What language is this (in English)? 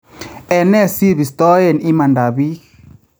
Kalenjin